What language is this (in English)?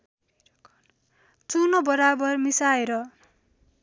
Nepali